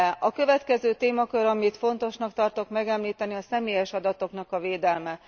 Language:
Hungarian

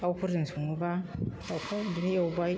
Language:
Bodo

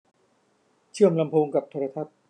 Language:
Thai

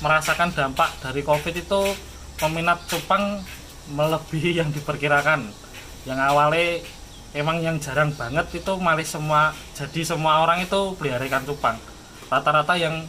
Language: Indonesian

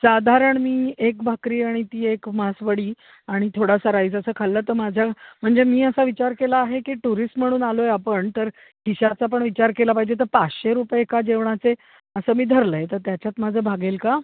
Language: Marathi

